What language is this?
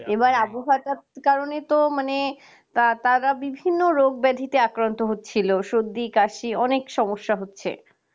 Bangla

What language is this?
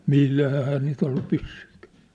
Finnish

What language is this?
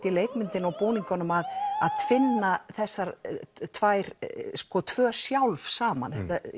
Icelandic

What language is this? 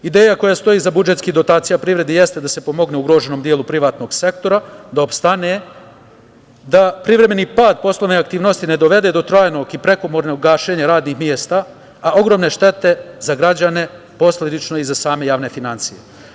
Serbian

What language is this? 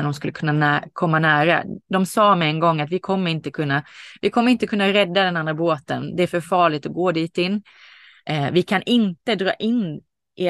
Swedish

